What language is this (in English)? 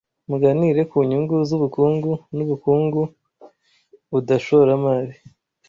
Kinyarwanda